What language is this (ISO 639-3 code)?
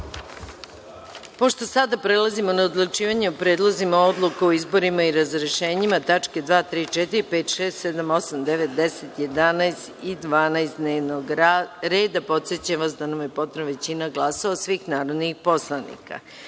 srp